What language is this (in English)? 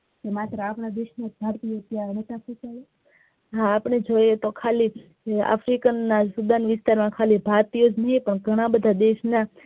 Gujarati